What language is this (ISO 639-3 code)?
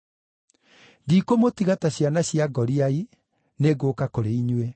kik